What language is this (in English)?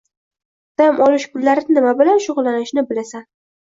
Uzbek